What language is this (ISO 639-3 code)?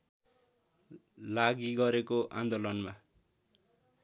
nep